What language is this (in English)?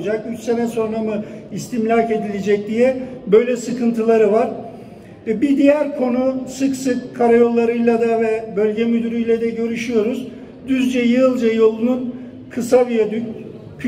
Turkish